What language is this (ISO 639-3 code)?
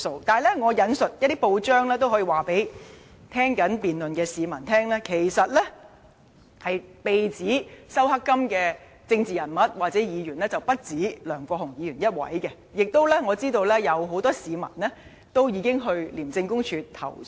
yue